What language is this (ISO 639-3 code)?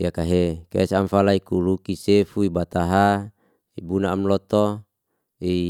ste